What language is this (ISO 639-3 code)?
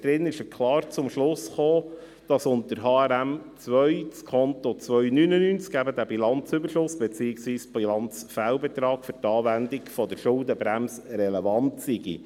gsw